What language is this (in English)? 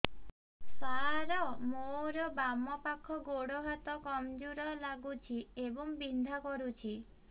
Odia